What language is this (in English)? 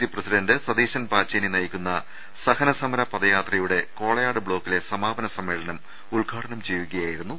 Malayalam